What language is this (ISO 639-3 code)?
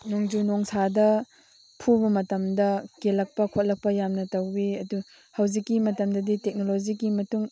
mni